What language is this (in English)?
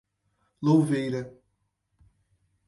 Portuguese